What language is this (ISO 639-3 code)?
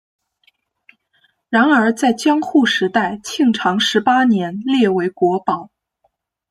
zho